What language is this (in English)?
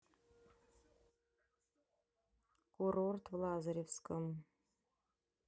Russian